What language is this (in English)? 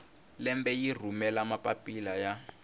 Tsonga